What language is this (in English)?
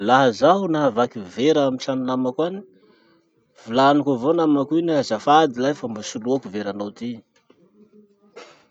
Masikoro Malagasy